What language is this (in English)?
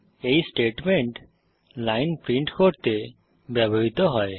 Bangla